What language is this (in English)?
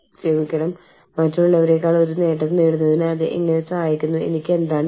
Malayalam